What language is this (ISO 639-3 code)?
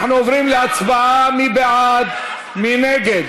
heb